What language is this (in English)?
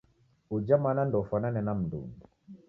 Taita